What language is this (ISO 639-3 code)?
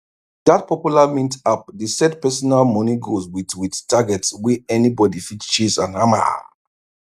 pcm